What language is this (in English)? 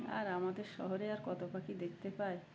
Bangla